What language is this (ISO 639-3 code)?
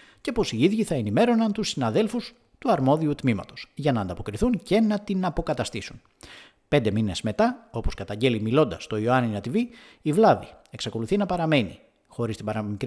ell